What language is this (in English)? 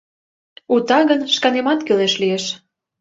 Mari